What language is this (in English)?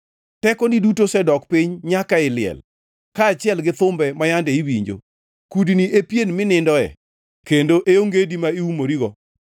Luo (Kenya and Tanzania)